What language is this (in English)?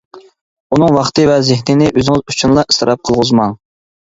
Uyghur